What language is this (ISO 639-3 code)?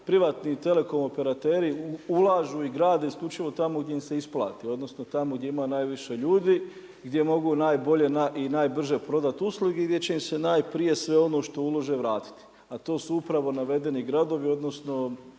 hrv